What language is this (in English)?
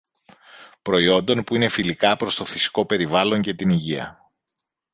Greek